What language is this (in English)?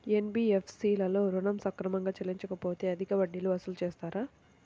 Telugu